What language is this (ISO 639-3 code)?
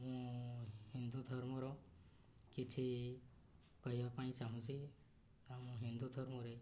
ori